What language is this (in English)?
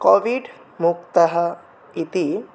Sanskrit